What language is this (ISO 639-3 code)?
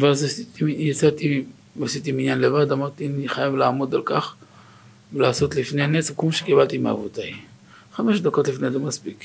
heb